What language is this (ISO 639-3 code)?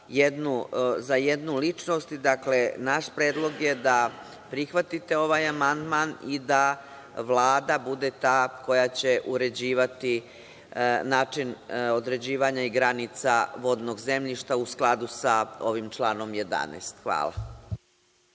srp